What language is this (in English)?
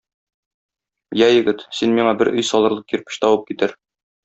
Tatar